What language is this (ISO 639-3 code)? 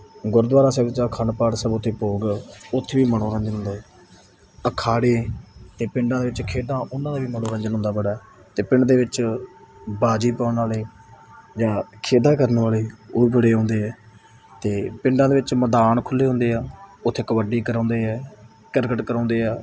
pan